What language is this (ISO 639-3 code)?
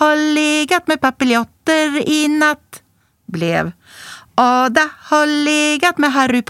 swe